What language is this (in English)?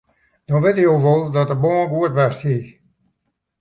Western Frisian